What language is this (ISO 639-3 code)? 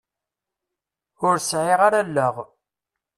kab